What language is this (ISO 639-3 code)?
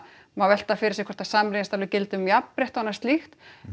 isl